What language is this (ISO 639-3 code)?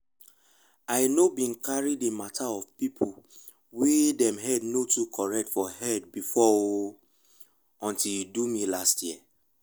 pcm